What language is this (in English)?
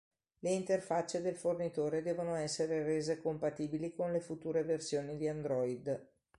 Italian